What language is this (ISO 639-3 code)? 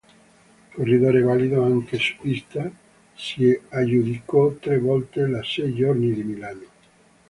ita